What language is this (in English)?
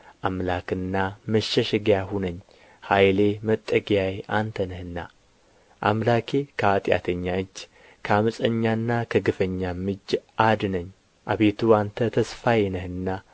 Amharic